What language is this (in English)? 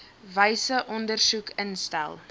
Afrikaans